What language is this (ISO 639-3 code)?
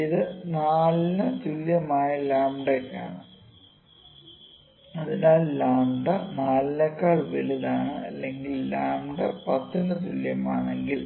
mal